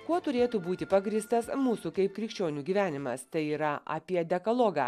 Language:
Lithuanian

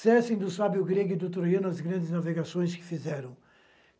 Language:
Portuguese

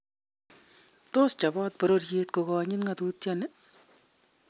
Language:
Kalenjin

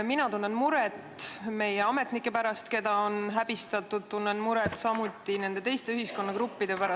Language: Estonian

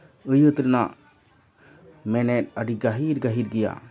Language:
Santali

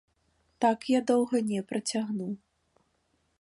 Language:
Belarusian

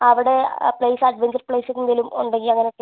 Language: Malayalam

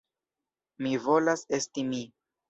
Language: Esperanto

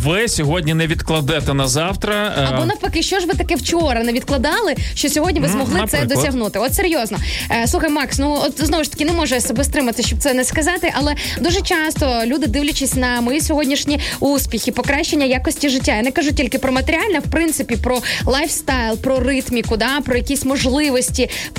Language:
Ukrainian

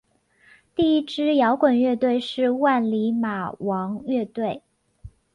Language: Chinese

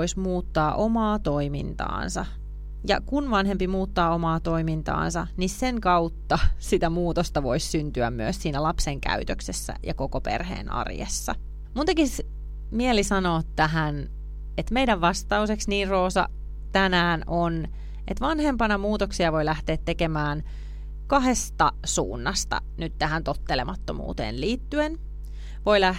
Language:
Finnish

